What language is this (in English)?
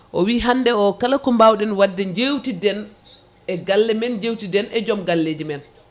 Fula